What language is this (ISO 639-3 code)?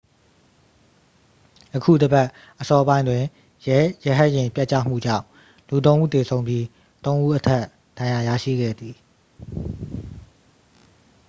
mya